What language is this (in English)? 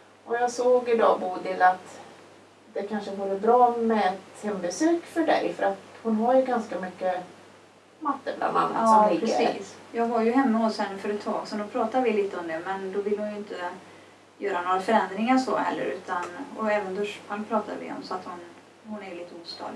Swedish